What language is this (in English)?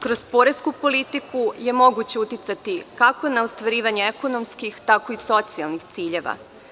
Serbian